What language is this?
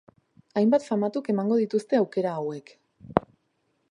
Basque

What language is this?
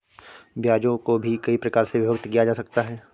Hindi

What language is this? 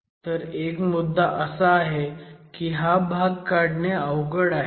Marathi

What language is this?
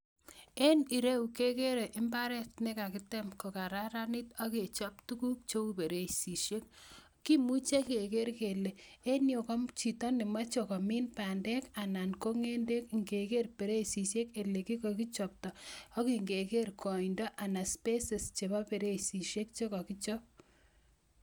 Kalenjin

